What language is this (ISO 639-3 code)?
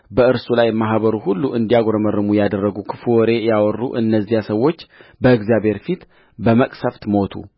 amh